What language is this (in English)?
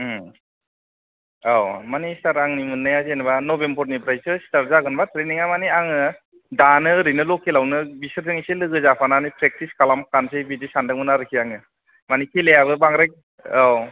Bodo